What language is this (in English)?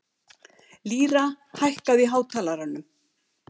Icelandic